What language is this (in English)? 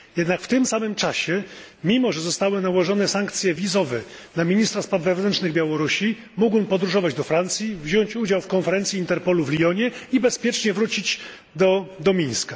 Polish